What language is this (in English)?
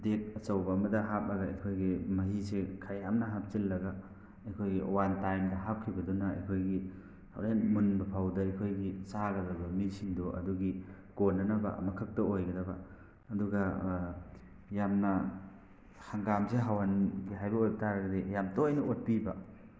Manipuri